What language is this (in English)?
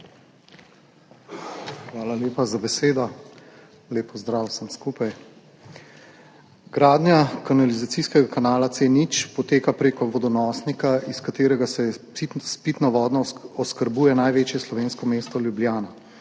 Slovenian